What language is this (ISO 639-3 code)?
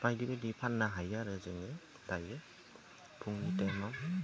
brx